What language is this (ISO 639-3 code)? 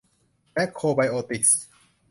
tha